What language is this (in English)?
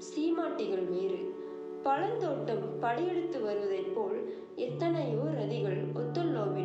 Tamil